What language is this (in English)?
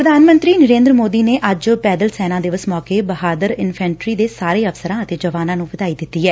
Punjabi